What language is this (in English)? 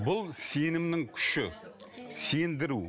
Kazakh